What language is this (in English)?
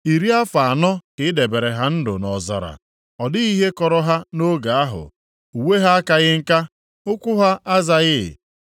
Igbo